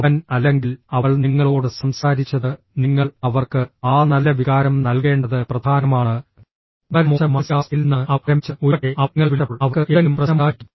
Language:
Malayalam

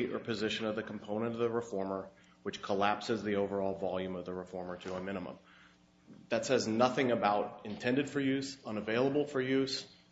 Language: English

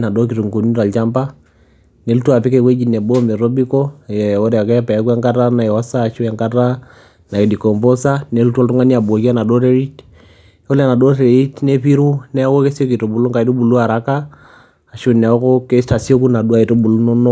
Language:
Masai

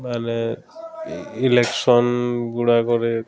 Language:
Odia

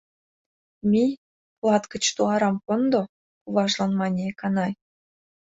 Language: Mari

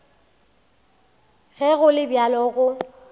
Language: Northern Sotho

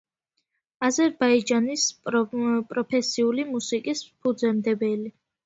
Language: Georgian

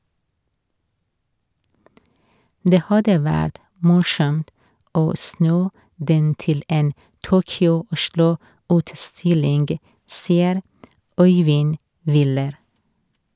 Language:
Norwegian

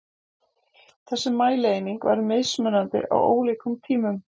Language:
Icelandic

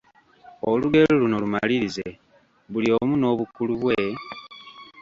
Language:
Ganda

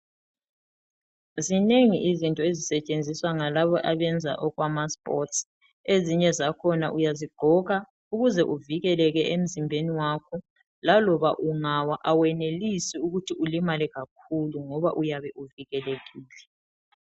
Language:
North Ndebele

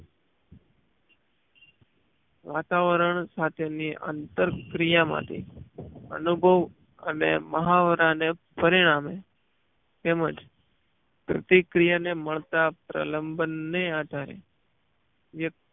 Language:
Gujarati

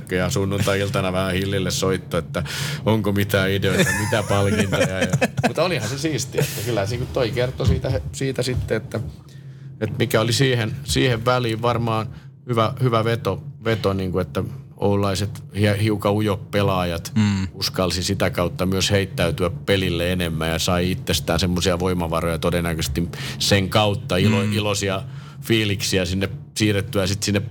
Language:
Finnish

